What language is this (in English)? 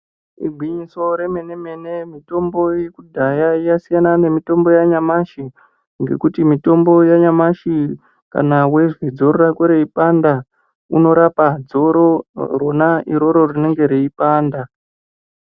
Ndau